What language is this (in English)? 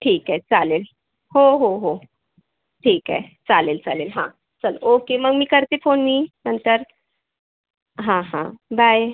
Marathi